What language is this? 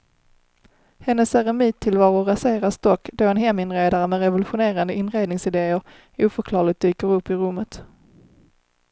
Swedish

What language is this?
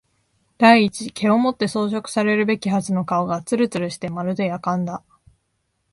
Japanese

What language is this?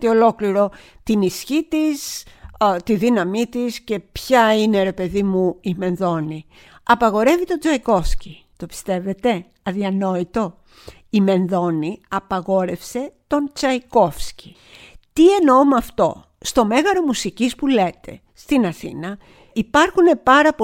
Greek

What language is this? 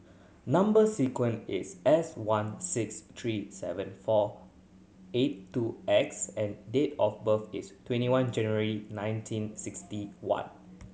English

